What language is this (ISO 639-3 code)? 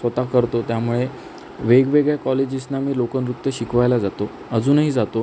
mar